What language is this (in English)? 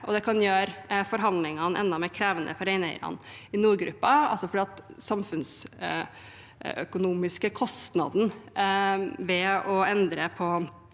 Norwegian